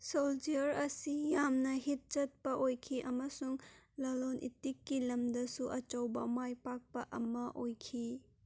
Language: Manipuri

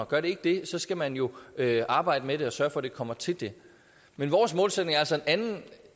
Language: Danish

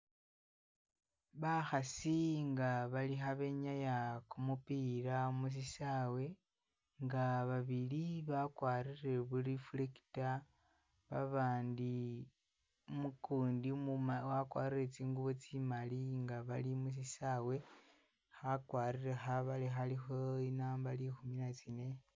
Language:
Masaaba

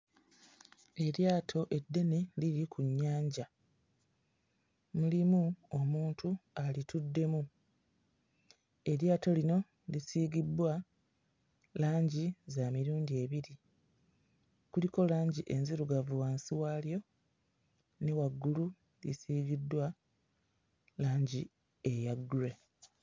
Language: Ganda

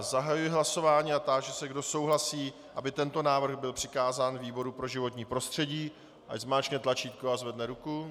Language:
Czech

